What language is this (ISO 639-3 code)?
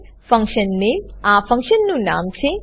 guj